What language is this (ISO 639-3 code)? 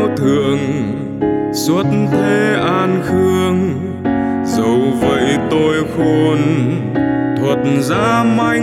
vie